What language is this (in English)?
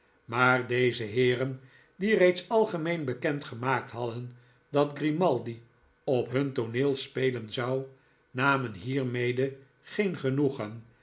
Dutch